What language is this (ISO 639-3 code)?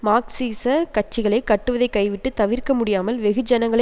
tam